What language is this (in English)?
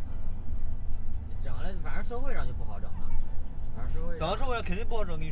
Chinese